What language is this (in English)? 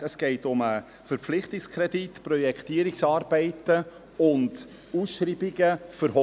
Swiss German